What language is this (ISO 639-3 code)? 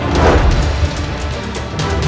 ind